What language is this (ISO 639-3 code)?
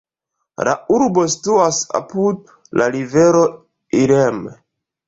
epo